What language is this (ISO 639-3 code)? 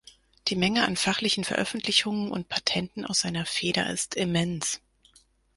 deu